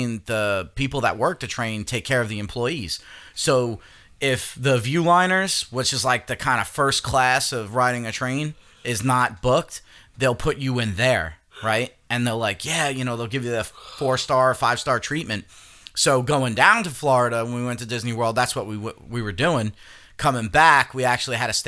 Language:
English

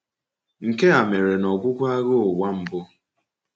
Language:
Igbo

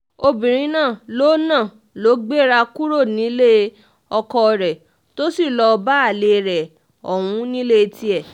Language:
Yoruba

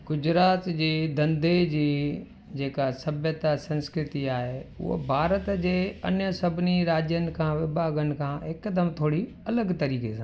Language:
Sindhi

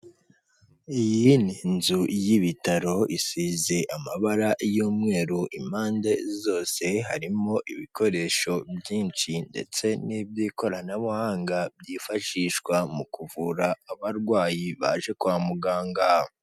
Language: Kinyarwanda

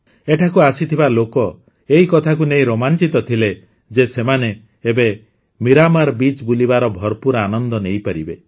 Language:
Odia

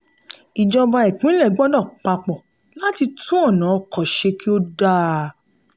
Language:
Yoruba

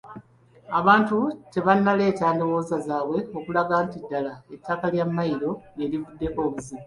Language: Ganda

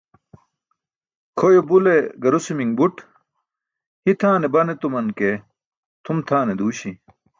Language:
Burushaski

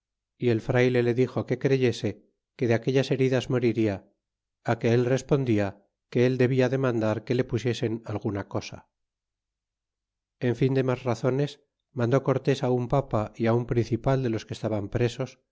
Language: Spanish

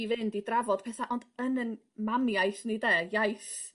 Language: Welsh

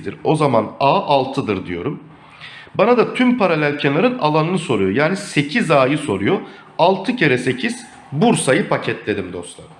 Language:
Turkish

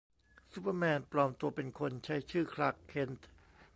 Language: Thai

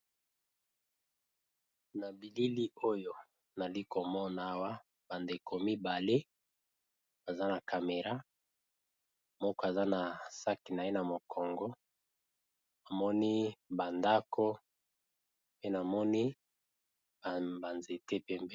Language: Lingala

